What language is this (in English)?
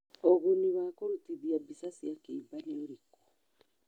Kikuyu